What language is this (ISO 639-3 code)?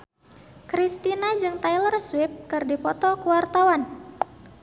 sun